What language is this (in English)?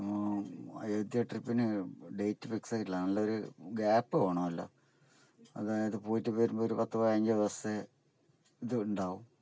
Malayalam